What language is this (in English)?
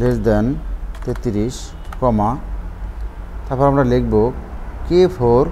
Hindi